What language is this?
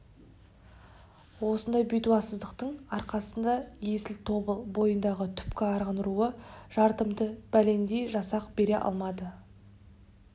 Kazakh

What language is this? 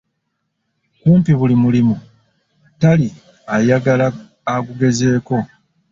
Ganda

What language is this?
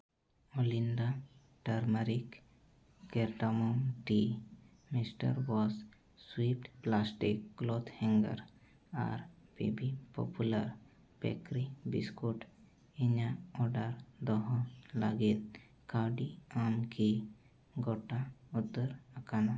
Santali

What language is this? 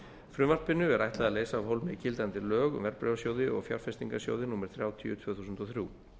Icelandic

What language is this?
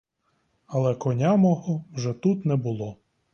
Ukrainian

